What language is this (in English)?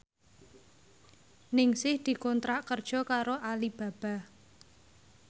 Javanese